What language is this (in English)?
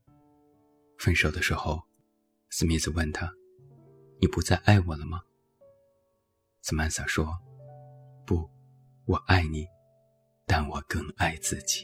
Chinese